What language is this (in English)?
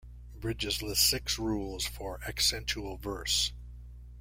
English